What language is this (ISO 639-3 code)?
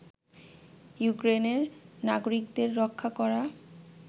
ben